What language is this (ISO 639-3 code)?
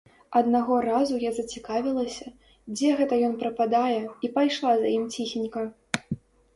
bel